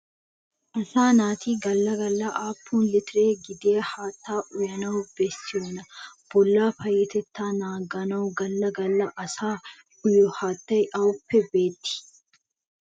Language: Wolaytta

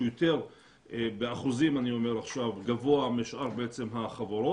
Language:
Hebrew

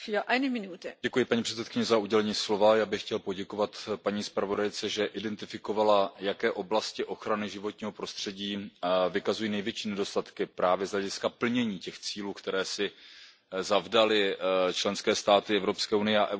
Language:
Czech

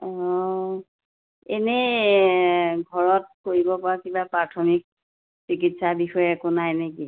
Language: Assamese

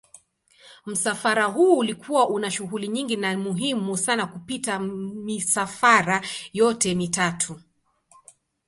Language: Swahili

